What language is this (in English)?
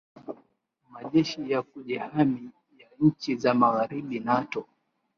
Swahili